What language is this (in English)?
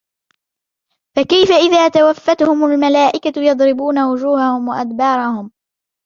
Arabic